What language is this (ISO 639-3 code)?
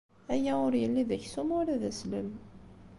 kab